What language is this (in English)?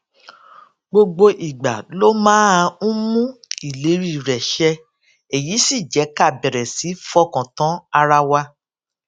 Yoruba